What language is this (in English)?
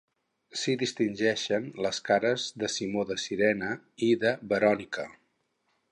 Catalan